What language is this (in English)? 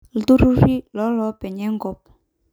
Masai